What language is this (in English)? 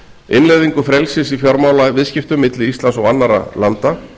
Icelandic